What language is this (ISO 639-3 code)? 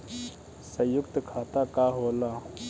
bho